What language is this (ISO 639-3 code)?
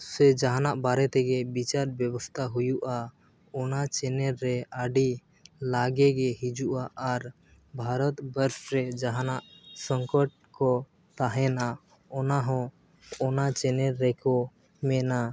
sat